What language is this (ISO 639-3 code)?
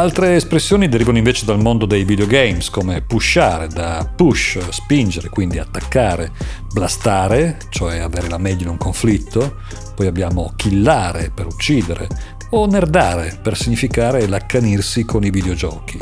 ita